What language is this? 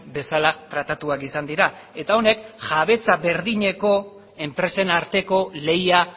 Basque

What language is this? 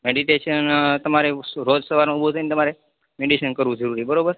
Gujarati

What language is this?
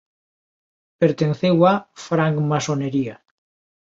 Galician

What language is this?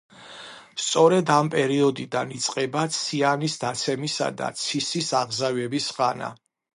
Georgian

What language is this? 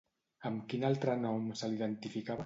Catalan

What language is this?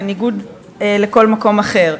Hebrew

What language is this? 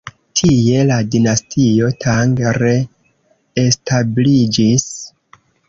Esperanto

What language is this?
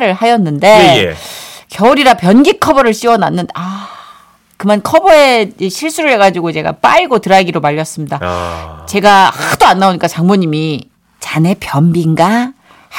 Korean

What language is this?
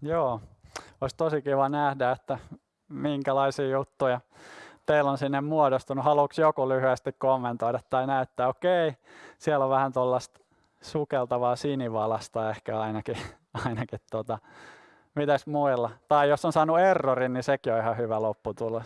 Finnish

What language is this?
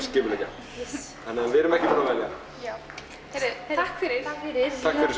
Icelandic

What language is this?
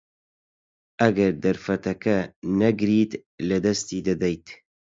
Central Kurdish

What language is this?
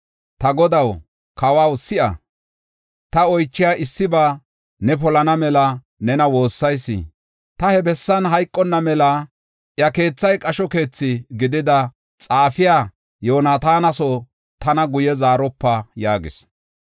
Gofa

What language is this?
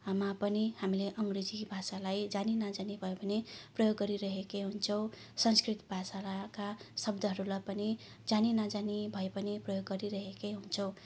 Nepali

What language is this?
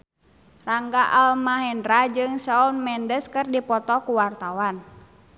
Sundanese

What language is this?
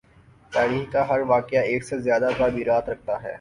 Urdu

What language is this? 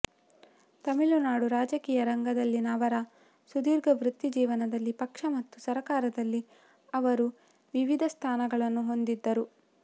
Kannada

